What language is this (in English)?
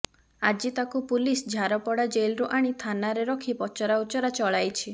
Odia